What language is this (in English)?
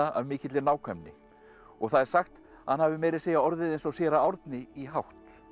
Icelandic